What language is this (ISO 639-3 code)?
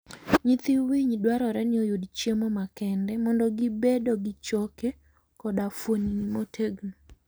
luo